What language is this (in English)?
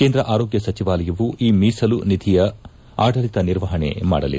Kannada